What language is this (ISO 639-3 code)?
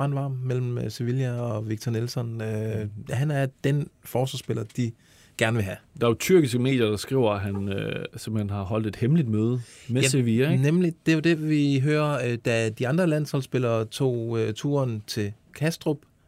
dan